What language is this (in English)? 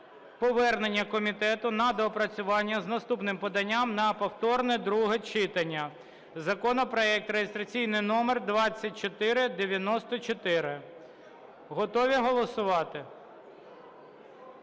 Ukrainian